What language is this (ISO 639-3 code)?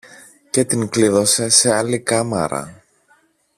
ell